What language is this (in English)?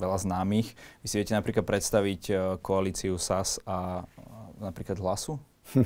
Slovak